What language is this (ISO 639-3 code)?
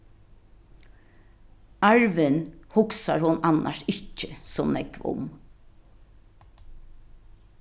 fao